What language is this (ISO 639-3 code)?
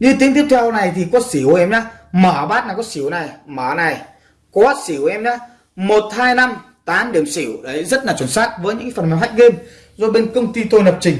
vie